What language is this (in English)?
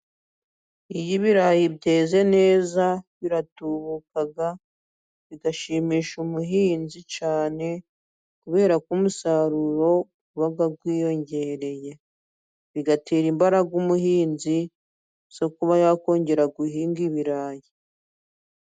Kinyarwanda